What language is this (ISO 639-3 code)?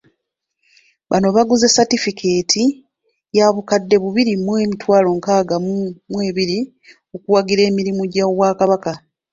lug